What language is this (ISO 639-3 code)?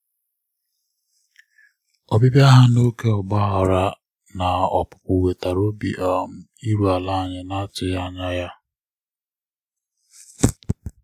ibo